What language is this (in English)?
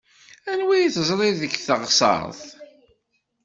Kabyle